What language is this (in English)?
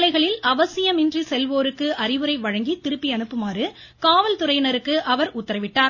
Tamil